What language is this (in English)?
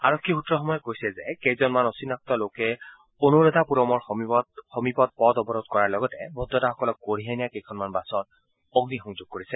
Assamese